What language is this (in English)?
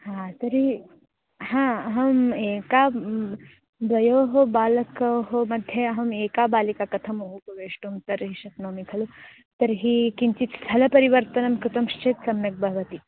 Sanskrit